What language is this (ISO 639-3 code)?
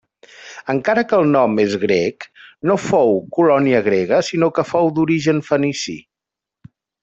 cat